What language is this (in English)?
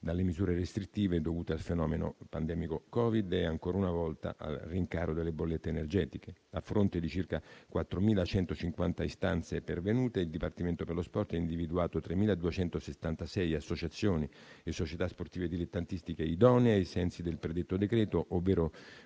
Italian